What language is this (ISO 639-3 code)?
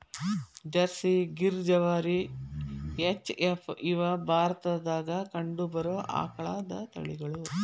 kan